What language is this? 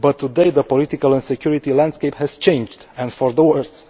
English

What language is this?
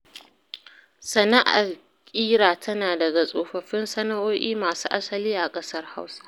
Hausa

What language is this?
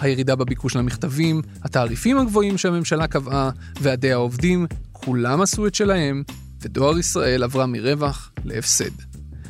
Hebrew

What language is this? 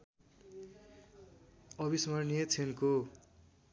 Nepali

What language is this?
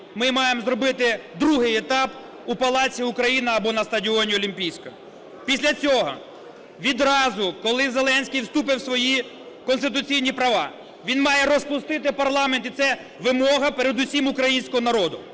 Ukrainian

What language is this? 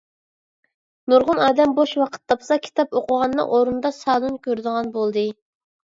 Uyghur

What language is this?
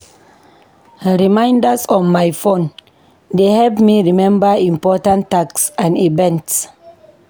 Nigerian Pidgin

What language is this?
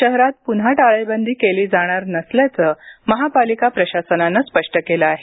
Marathi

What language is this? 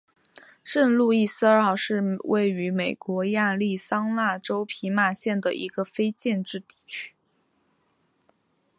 Chinese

